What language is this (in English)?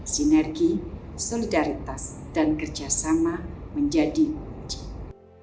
Indonesian